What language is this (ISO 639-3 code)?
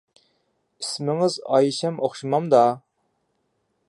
uig